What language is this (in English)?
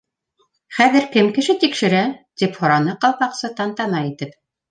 Bashkir